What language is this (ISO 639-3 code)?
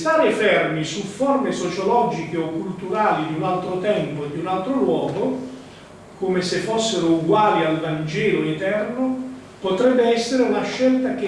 ita